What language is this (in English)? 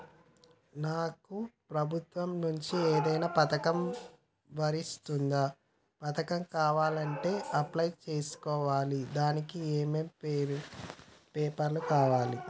Telugu